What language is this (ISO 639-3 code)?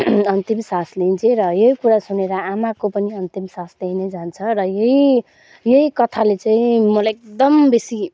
nep